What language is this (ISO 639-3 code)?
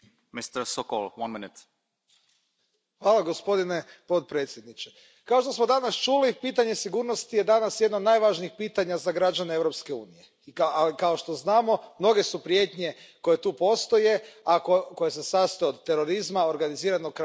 hrv